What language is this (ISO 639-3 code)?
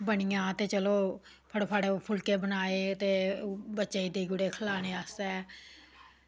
doi